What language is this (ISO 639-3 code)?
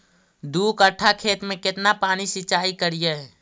mag